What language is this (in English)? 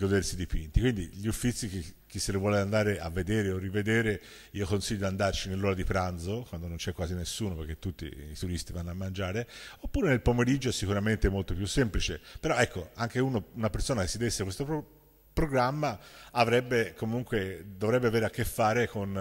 Italian